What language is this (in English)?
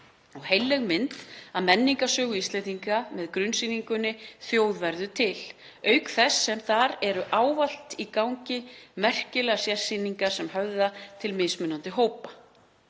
Icelandic